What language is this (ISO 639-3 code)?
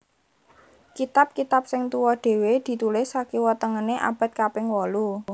jav